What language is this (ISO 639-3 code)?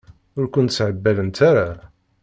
kab